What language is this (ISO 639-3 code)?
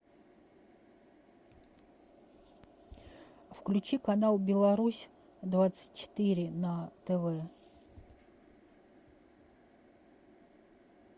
rus